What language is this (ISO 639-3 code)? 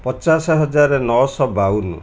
ori